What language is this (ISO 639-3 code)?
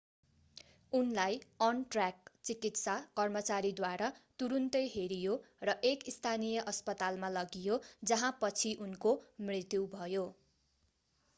nep